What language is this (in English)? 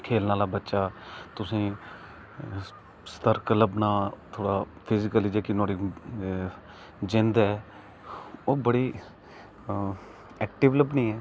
Dogri